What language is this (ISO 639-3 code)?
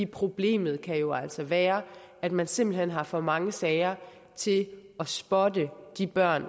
dan